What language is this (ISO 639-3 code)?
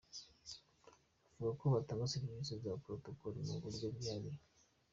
kin